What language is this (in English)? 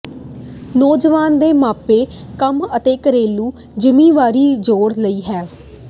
Punjabi